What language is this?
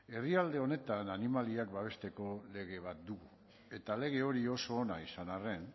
Basque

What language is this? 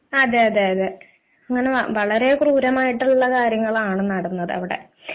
Malayalam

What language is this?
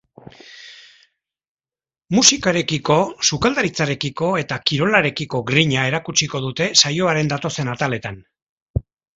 Basque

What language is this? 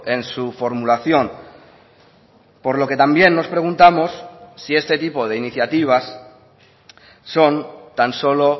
Spanish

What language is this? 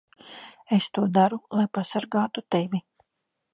Latvian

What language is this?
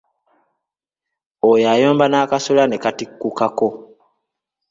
Ganda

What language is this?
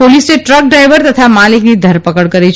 Gujarati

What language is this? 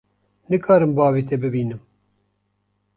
Kurdish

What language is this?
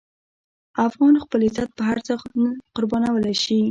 Pashto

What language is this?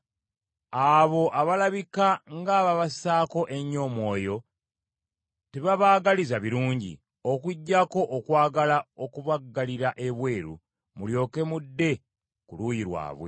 Ganda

